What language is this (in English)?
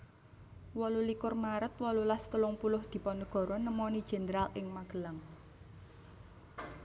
Javanese